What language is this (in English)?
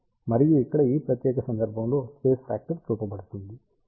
Telugu